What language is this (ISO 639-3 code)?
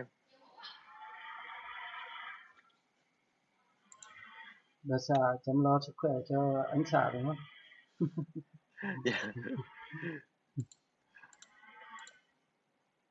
vie